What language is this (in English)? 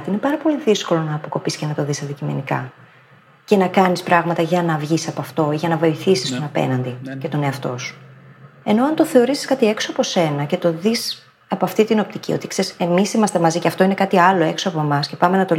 Greek